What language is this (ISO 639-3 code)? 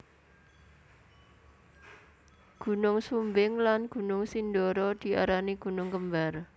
jav